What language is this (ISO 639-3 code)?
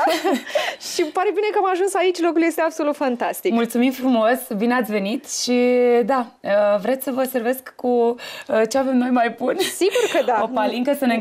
ron